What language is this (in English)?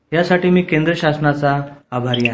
Marathi